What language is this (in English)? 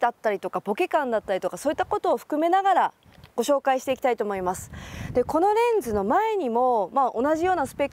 Japanese